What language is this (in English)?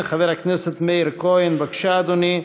Hebrew